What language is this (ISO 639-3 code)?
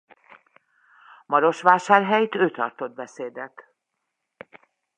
hun